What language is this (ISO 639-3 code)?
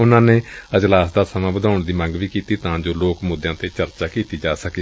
pan